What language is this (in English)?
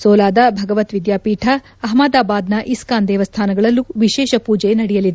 Kannada